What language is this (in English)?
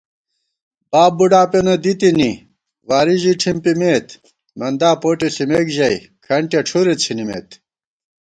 Gawar-Bati